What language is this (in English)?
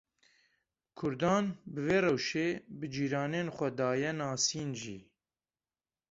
Kurdish